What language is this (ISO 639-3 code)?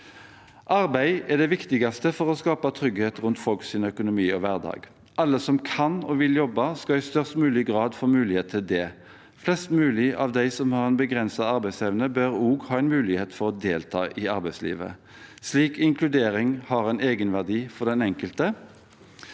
nor